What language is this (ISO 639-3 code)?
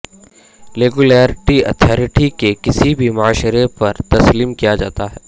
urd